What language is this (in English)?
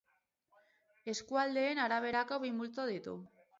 Basque